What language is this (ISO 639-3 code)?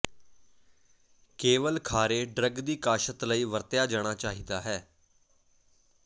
pan